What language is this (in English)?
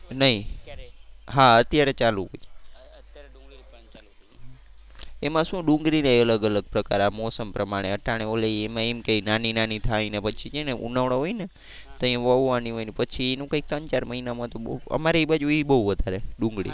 Gujarati